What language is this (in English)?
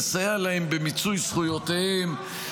Hebrew